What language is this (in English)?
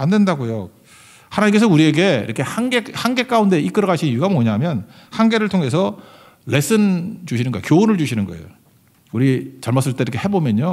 Korean